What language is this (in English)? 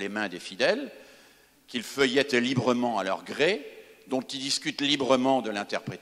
French